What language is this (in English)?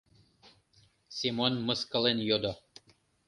Mari